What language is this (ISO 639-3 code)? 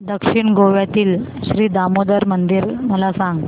mar